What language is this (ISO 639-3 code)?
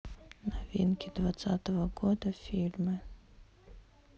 rus